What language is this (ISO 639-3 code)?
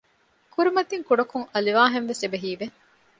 div